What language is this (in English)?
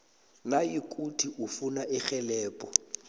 South Ndebele